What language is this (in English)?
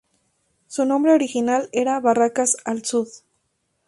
Spanish